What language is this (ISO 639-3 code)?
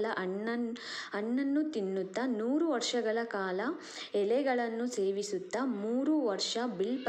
kan